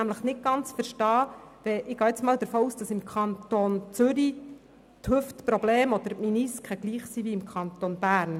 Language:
Swiss German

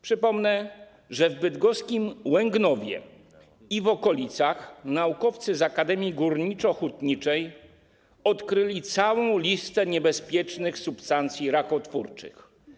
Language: Polish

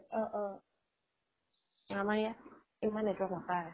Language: Assamese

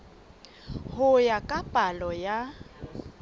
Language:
Southern Sotho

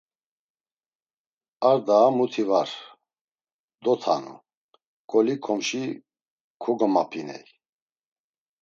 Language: Laz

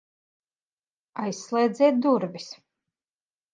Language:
Latvian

